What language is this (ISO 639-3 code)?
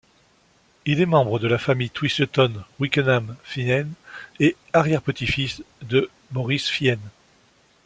fra